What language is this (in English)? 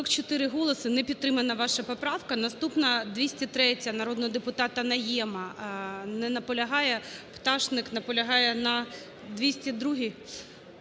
Ukrainian